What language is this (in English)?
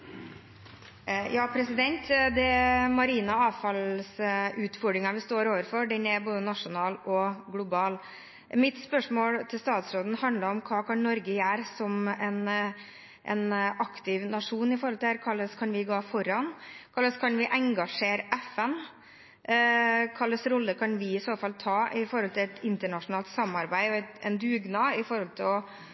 Norwegian Bokmål